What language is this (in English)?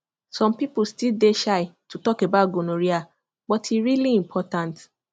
Nigerian Pidgin